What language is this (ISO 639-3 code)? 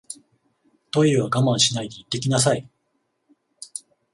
jpn